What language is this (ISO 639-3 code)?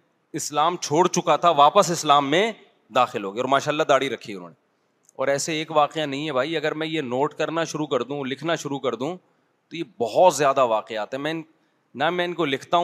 urd